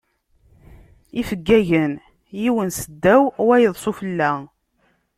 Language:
Kabyle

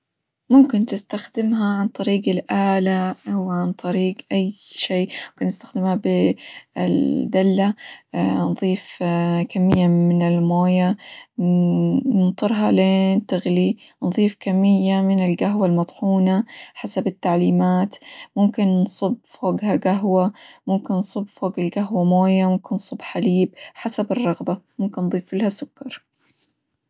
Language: Hijazi Arabic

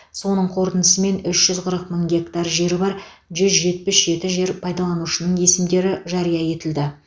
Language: Kazakh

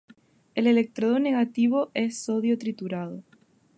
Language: Spanish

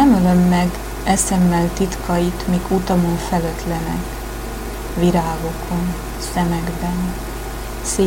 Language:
Hungarian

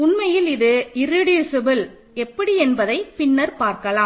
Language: Tamil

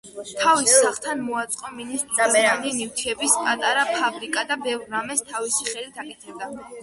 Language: Georgian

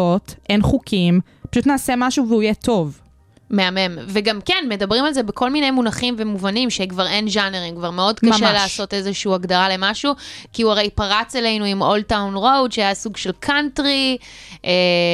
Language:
Hebrew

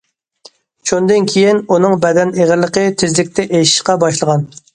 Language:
Uyghur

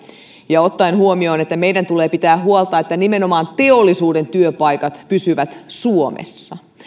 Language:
Finnish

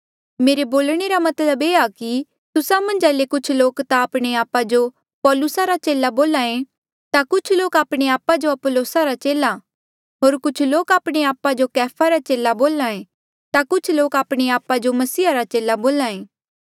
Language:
Mandeali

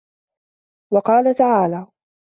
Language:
Arabic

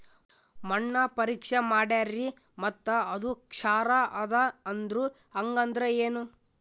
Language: Kannada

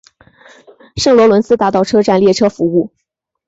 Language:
Chinese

